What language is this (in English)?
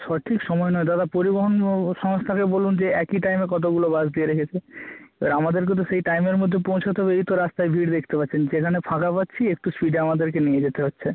Bangla